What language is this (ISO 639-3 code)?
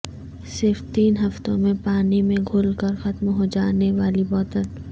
urd